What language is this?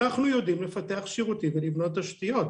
Hebrew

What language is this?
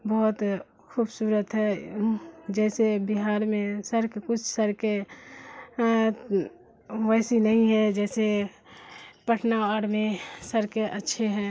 Urdu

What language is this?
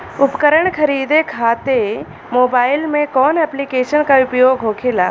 Bhojpuri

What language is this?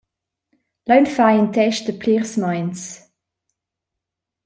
Romansh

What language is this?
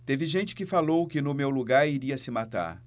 Portuguese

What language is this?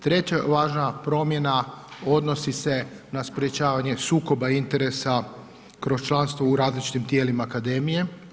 Croatian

